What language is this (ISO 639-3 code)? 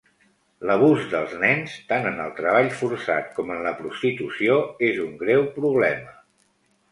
cat